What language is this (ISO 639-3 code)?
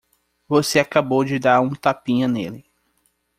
por